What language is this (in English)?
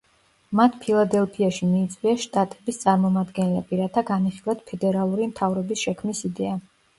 Georgian